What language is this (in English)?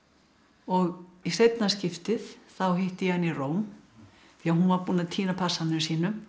Icelandic